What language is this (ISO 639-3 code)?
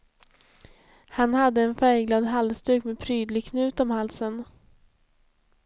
swe